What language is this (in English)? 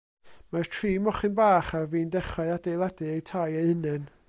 Welsh